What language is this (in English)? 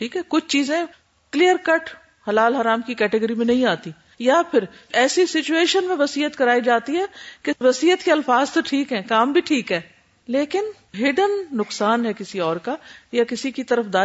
Urdu